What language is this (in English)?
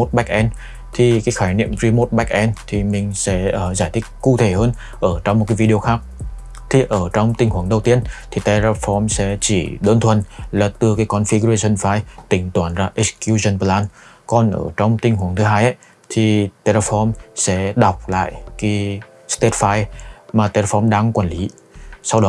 Vietnamese